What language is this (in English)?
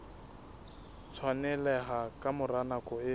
Southern Sotho